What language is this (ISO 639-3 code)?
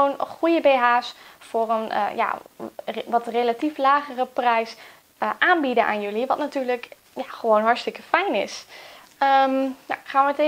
nld